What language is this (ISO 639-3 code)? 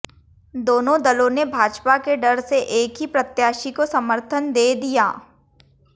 hin